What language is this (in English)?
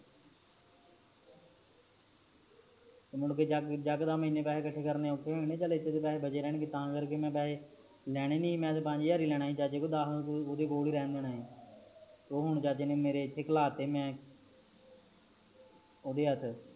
Punjabi